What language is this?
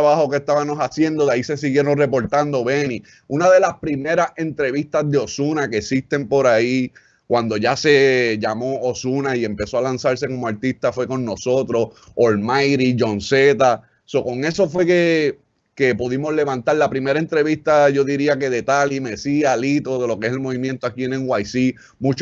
Spanish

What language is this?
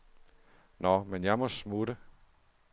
Danish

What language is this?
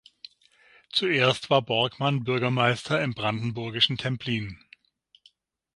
German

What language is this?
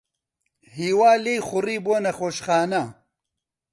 Central Kurdish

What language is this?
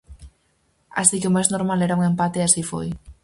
Galician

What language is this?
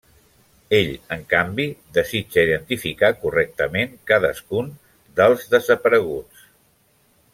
Catalan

